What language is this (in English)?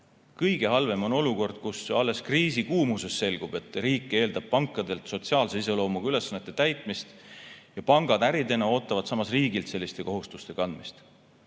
Estonian